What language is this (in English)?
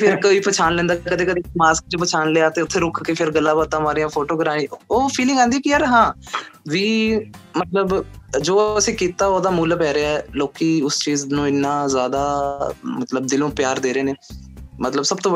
Punjabi